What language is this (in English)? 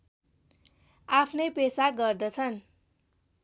Nepali